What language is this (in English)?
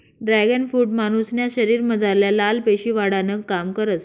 Marathi